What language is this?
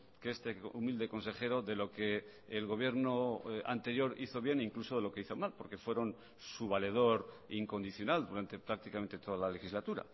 Spanish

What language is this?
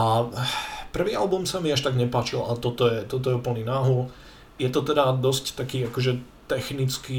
Slovak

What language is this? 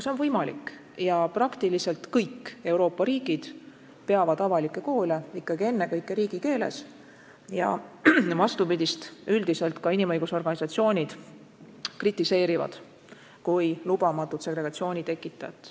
Estonian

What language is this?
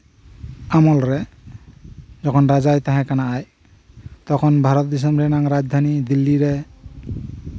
Santali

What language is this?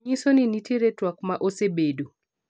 Luo (Kenya and Tanzania)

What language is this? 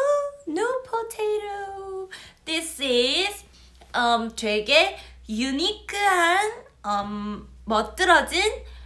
Korean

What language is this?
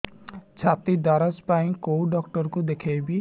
Odia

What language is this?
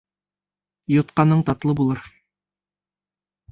Bashkir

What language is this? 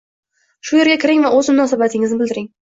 Uzbek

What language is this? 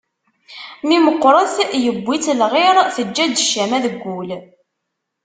Kabyle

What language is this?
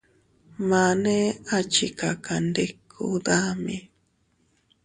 Teutila Cuicatec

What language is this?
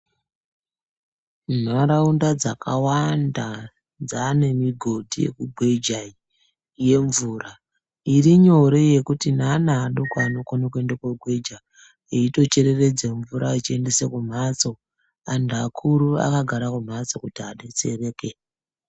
Ndau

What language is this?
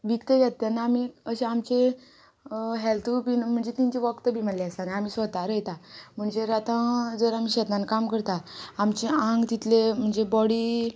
Konkani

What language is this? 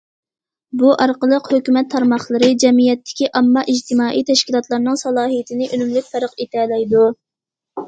Uyghur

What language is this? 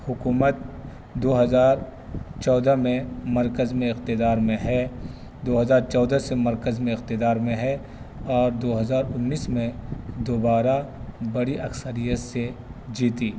Urdu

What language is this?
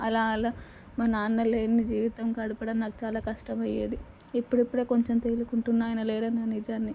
Telugu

